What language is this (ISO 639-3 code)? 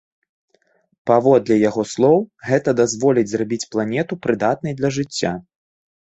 bel